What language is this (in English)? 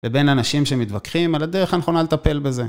Hebrew